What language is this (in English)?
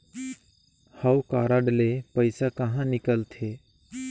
Chhattisgarhi